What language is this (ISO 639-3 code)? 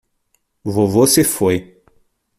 por